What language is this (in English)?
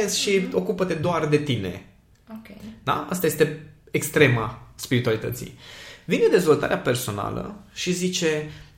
Romanian